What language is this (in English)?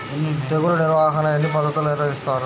Telugu